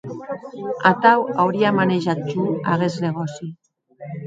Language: Occitan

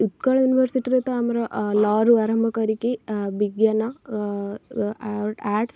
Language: Odia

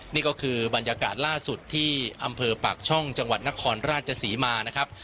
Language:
Thai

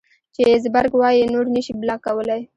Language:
Pashto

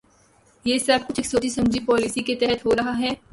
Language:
Urdu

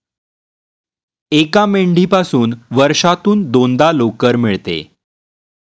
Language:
Marathi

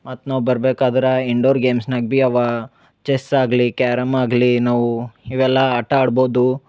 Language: Kannada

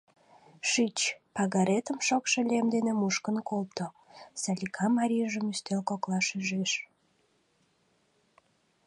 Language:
Mari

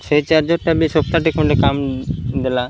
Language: Odia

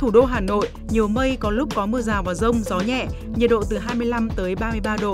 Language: Vietnamese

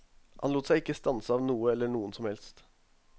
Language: Norwegian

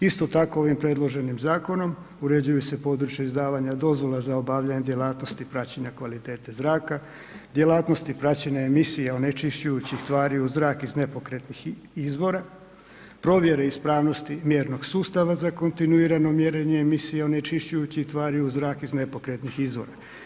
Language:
Croatian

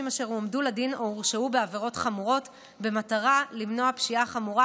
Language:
Hebrew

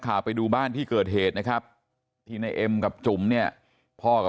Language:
Thai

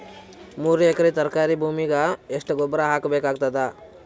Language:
Kannada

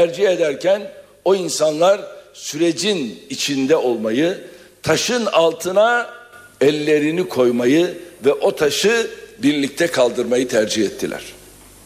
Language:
Turkish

